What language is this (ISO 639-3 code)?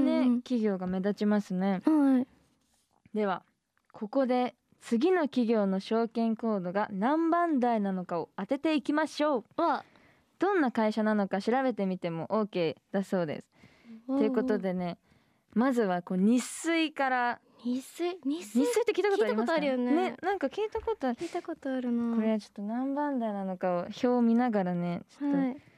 jpn